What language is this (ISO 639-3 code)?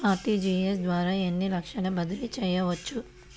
tel